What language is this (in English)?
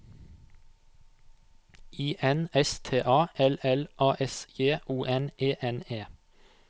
Norwegian